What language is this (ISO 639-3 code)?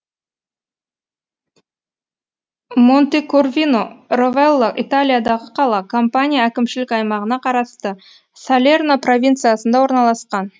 kaz